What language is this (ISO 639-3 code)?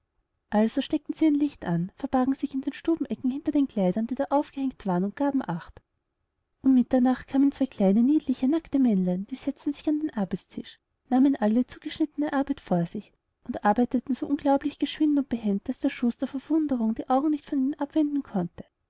deu